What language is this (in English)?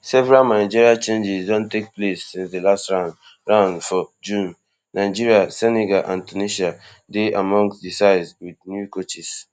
Nigerian Pidgin